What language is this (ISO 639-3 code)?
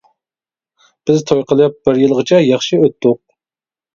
uig